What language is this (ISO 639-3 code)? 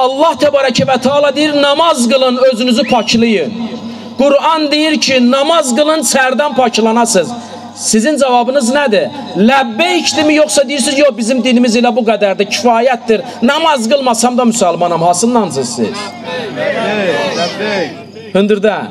tur